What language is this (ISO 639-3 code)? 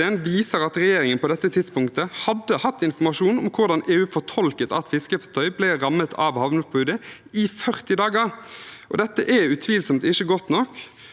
nor